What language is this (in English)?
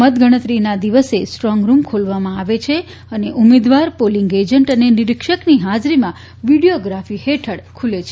Gujarati